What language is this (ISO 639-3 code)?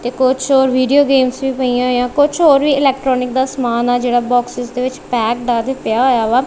pan